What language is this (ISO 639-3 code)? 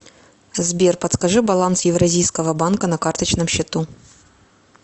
rus